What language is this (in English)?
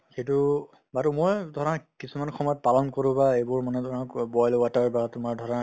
Assamese